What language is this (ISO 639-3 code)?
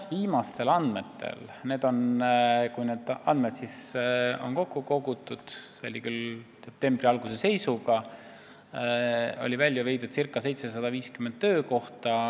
est